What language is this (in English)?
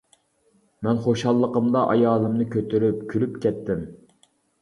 Uyghur